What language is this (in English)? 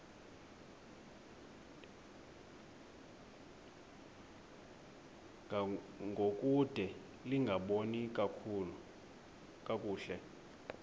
Xhosa